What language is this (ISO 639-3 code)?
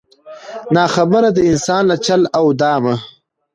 pus